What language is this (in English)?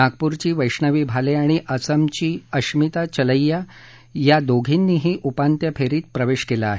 Marathi